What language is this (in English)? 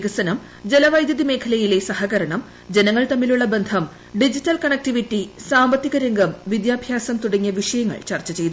Malayalam